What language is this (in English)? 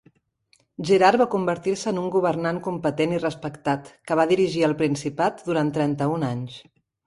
Catalan